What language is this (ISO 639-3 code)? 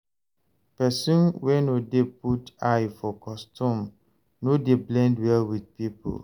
pcm